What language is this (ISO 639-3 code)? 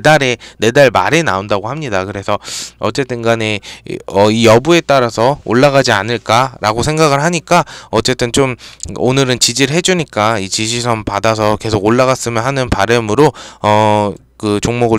kor